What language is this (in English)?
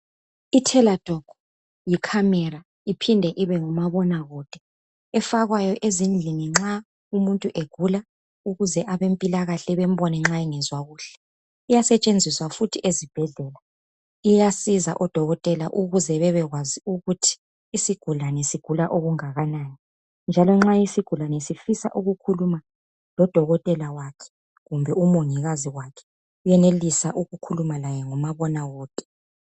North Ndebele